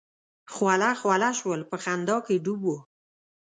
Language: Pashto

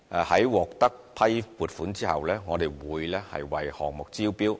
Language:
Cantonese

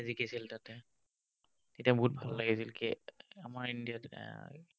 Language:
Assamese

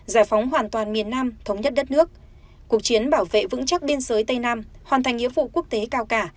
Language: Vietnamese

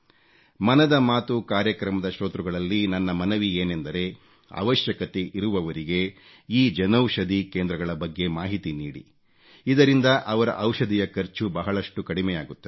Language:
Kannada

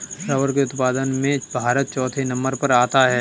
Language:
Hindi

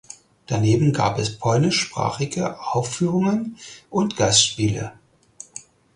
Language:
German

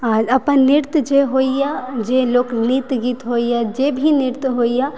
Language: Maithili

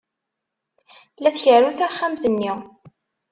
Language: Kabyle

